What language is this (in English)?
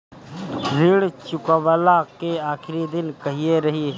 Bhojpuri